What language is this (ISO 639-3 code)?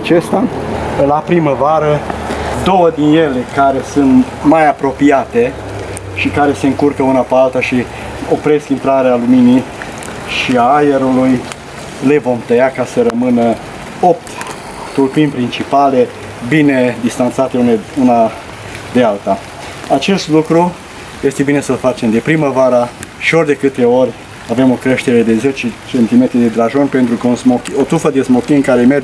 ron